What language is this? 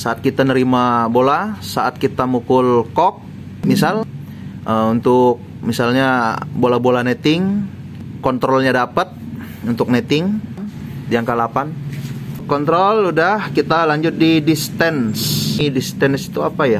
Indonesian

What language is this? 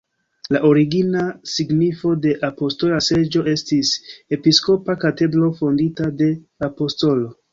Esperanto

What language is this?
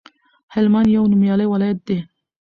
Pashto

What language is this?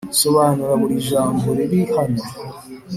Kinyarwanda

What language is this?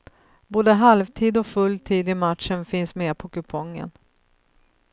Swedish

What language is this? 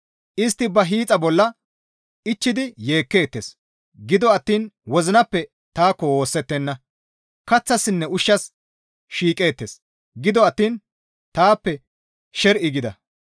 Gamo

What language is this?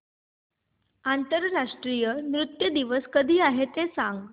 Marathi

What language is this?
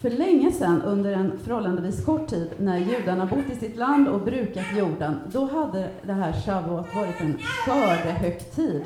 Swedish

